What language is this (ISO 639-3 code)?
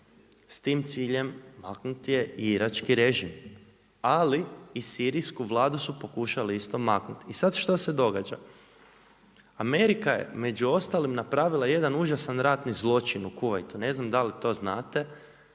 hrv